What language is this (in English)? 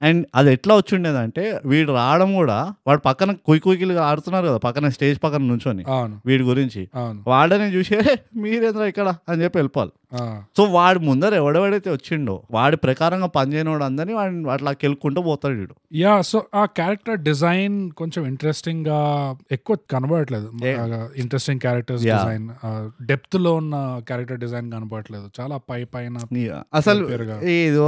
Telugu